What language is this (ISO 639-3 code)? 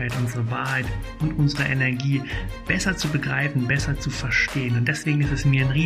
deu